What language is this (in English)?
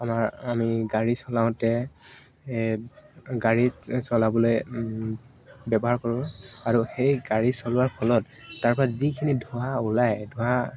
Assamese